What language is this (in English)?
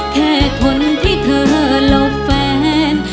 Thai